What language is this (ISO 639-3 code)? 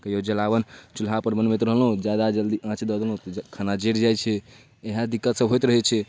mai